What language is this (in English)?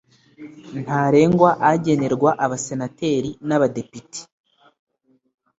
Kinyarwanda